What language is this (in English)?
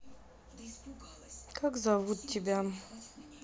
Russian